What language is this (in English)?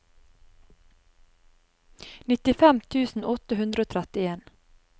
Norwegian